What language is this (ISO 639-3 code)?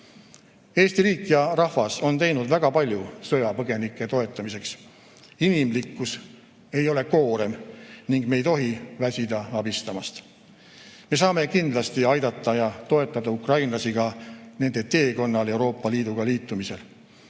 est